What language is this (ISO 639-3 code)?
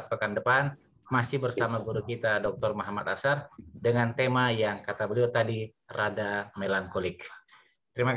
ind